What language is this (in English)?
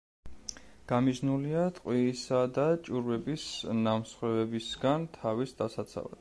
Georgian